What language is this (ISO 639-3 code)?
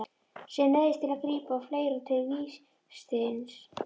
isl